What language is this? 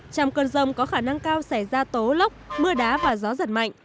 Vietnamese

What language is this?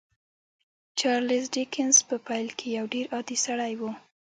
Pashto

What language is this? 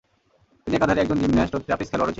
Bangla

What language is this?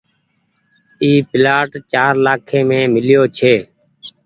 Goaria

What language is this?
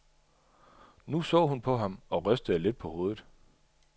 Danish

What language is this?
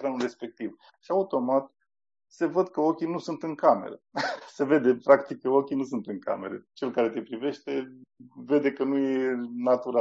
Romanian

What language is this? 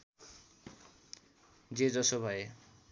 Nepali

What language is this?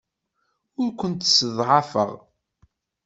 Kabyle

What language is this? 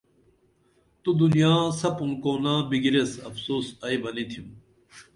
Dameli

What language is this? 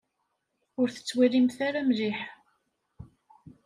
Kabyle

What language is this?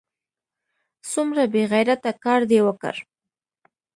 Pashto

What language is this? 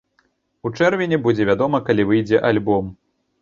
Belarusian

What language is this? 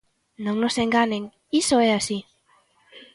Galician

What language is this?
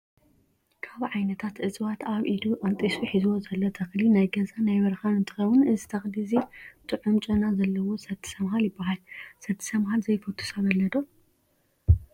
Tigrinya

